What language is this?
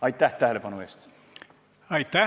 Estonian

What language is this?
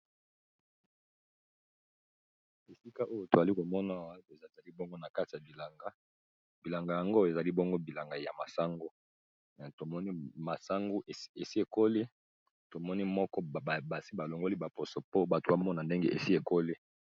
Lingala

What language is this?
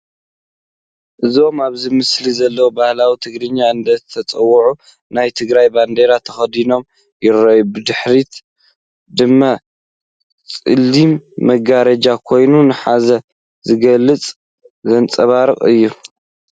Tigrinya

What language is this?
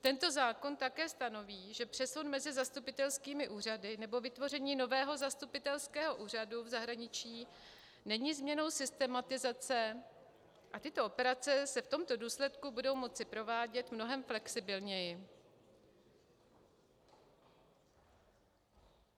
Czech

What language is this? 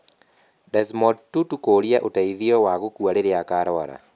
Kikuyu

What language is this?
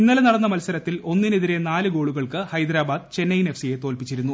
Malayalam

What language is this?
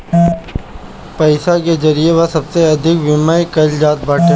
Bhojpuri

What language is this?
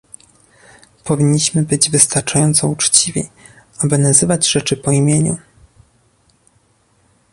Polish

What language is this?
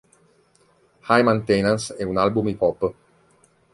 Italian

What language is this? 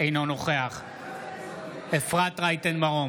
Hebrew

